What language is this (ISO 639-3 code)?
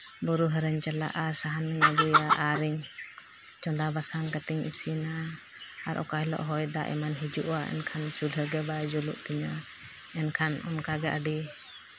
sat